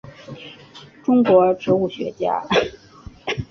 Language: Chinese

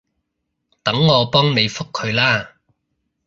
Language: Cantonese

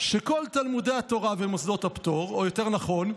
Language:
Hebrew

